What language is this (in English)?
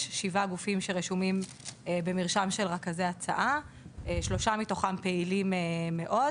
Hebrew